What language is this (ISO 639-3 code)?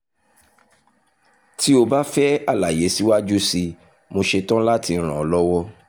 yor